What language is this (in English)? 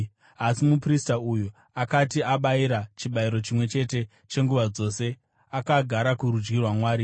Shona